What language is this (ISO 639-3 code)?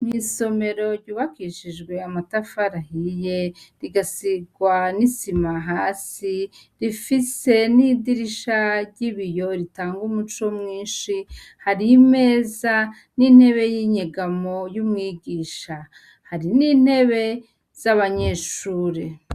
run